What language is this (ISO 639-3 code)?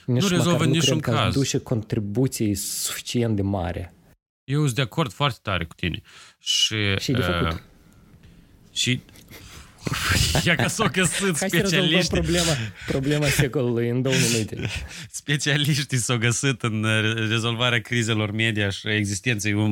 ron